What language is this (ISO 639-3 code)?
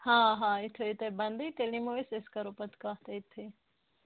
kas